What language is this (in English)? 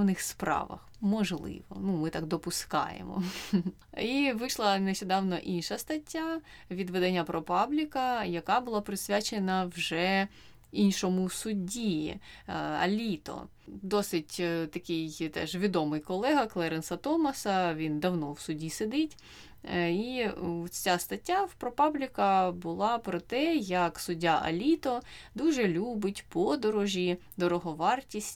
Ukrainian